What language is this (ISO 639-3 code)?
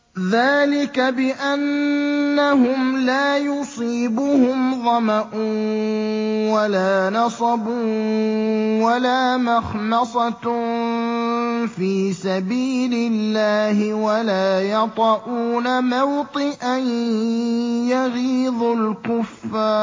ara